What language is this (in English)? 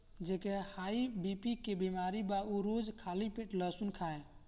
Bhojpuri